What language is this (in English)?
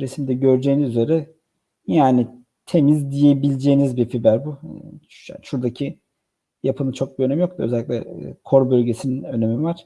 Turkish